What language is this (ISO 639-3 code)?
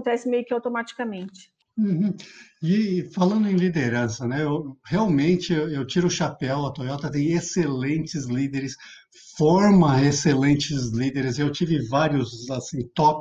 por